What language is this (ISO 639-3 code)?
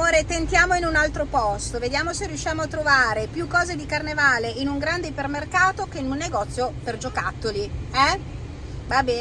ita